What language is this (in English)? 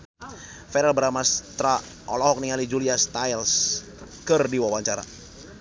Sundanese